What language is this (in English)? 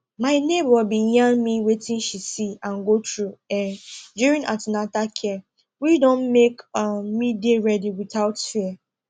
Nigerian Pidgin